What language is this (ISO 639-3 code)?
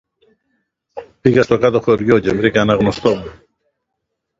ell